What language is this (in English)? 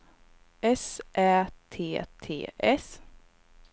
Swedish